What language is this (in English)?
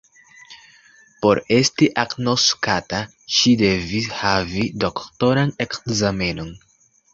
Esperanto